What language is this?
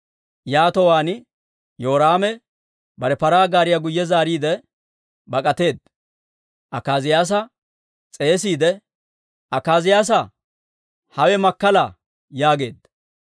Dawro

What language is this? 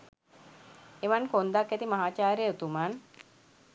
Sinhala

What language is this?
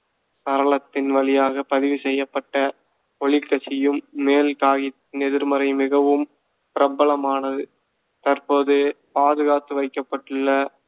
Tamil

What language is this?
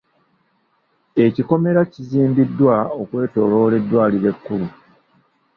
Ganda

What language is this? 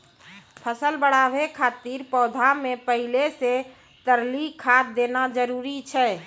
Maithili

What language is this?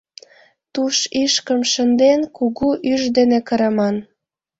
Mari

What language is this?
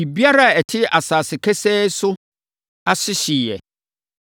Akan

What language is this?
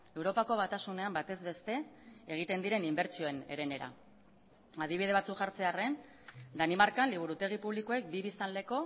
Basque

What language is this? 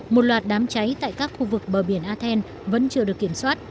Vietnamese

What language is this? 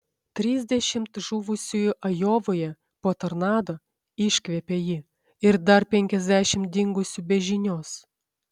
Lithuanian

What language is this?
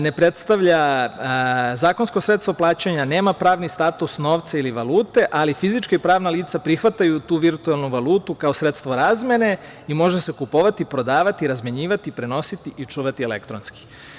Serbian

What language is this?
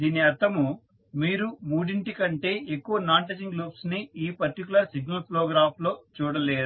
Telugu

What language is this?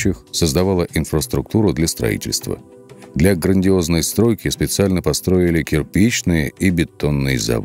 Russian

